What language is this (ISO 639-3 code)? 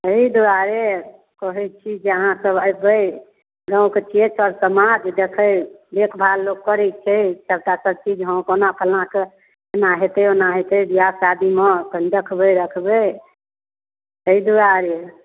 mai